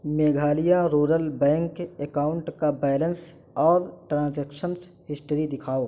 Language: Urdu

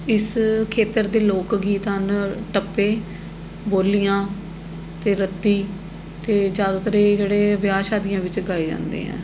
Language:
Punjabi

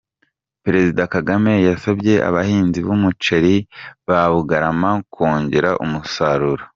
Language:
Kinyarwanda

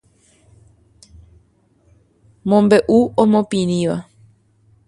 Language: Guarani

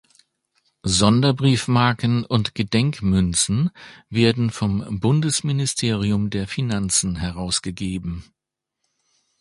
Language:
German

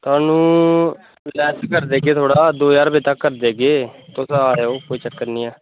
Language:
Dogri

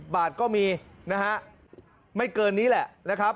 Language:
Thai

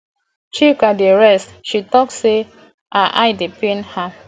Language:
Nigerian Pidgin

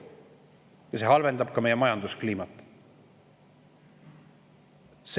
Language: Estonian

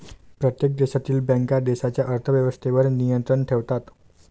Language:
Marathi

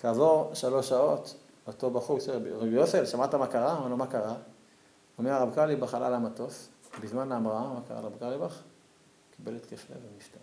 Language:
Hebrew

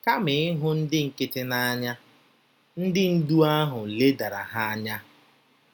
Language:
Igbo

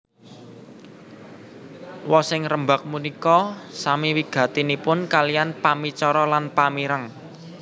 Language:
Javanese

